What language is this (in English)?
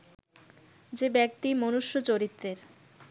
Bangla